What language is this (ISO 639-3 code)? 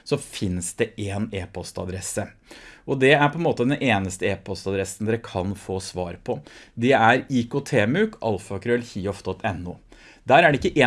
nor